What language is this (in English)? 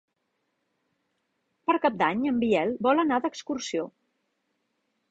Catalan